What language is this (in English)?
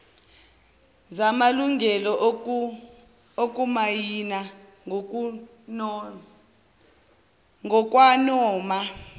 Zulu